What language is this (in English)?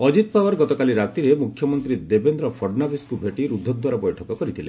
Odia